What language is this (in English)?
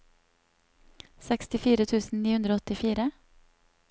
Norwegian